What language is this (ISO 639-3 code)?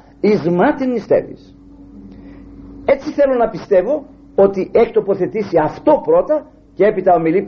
ell